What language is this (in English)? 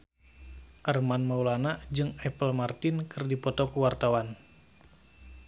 Sundanese